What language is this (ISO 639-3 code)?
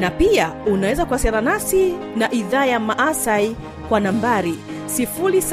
swa